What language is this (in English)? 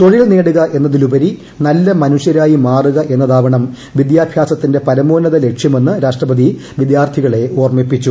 Malayalam